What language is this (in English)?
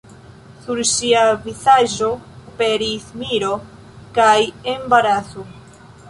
Esperanto